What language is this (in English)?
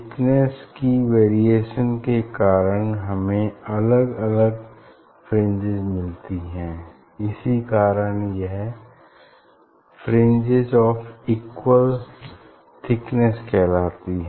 Hindi